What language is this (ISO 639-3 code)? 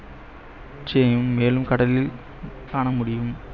tam